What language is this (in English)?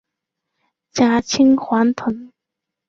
Chinese